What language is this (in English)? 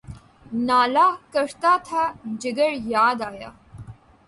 Urdu